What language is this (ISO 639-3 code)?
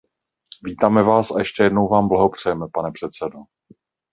ces